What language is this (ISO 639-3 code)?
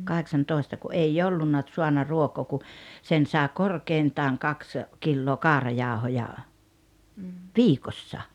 fin